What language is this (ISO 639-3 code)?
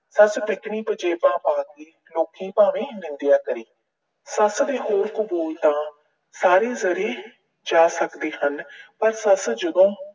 pan